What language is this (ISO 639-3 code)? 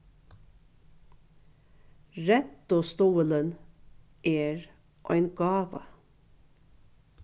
fao